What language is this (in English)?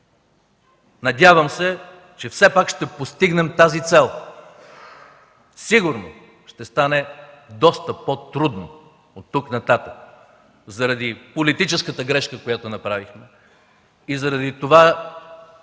Bulgarian